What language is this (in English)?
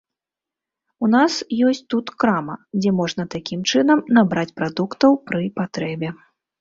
Belarusian